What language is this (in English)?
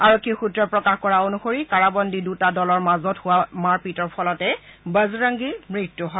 Assamese